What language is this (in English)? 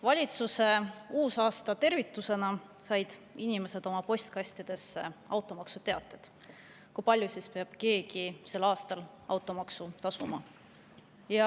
Estonian